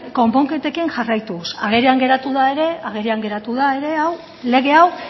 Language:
Basque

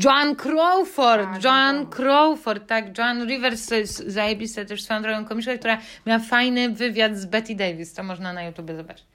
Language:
Polish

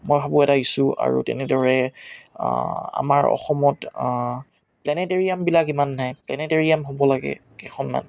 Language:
Assamese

